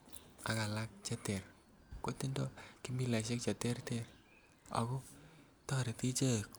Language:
Kalenjin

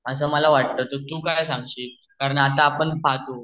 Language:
Marathi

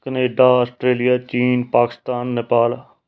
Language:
Punjabi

